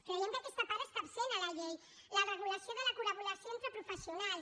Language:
Catalan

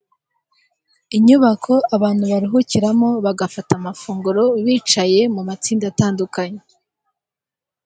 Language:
Kinyarwanda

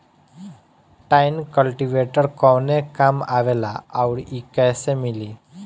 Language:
Bhojpuri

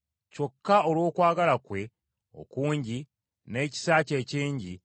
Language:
Ganda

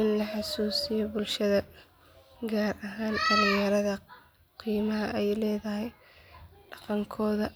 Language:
Somali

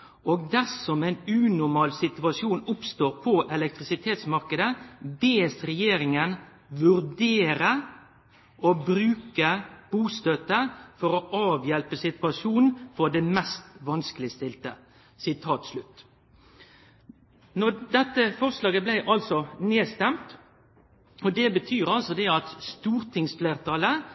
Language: Norwegian Nynorsk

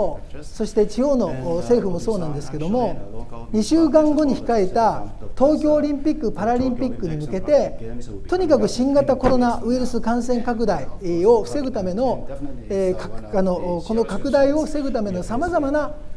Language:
Japanese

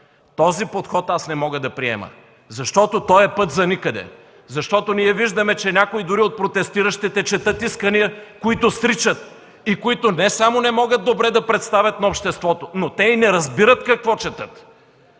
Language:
Bulgarian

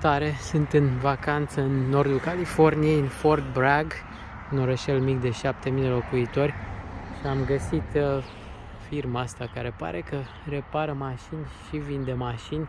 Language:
Romanian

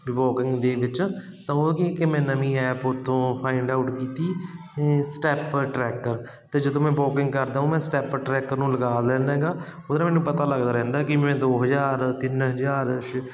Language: Punjabi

